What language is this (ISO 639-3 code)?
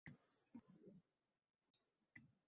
uzb